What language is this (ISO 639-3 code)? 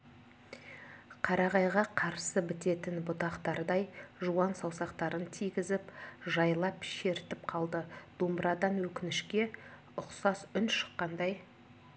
kaz